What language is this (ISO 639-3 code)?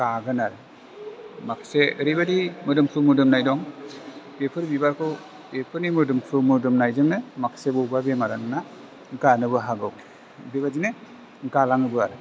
brx